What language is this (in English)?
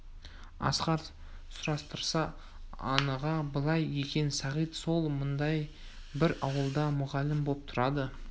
Kazakh